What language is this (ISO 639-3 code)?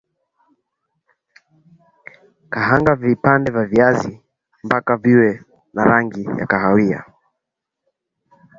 swa